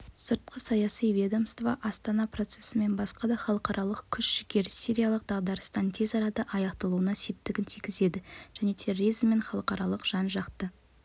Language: Kazakh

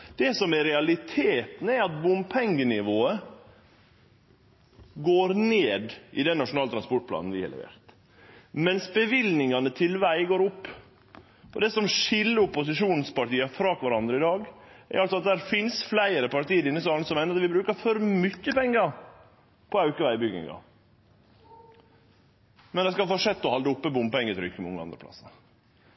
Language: Norwegian Nynorsk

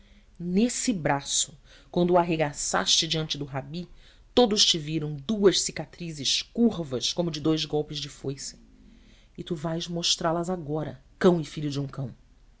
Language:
Portuguese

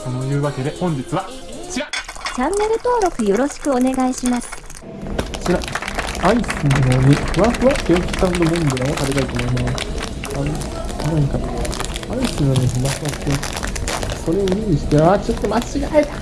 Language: Japanese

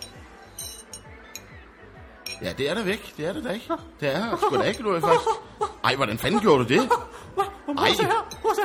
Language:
Danish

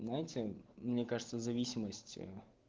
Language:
Russian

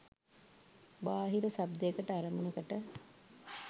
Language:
Sinhala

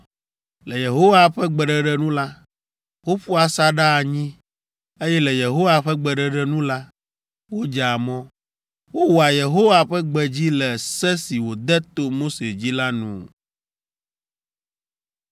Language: Ewe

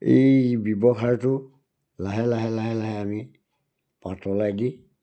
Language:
Assamese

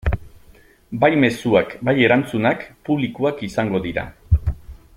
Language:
Basque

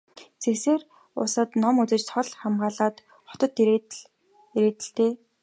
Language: Mongolian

